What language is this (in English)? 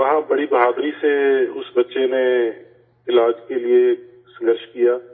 Urdu